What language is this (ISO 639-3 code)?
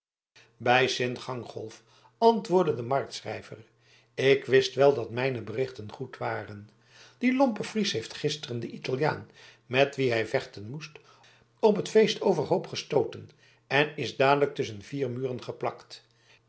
nld